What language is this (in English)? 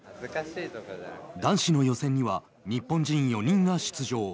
Japanese